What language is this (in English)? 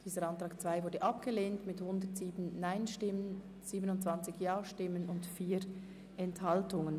Swiss German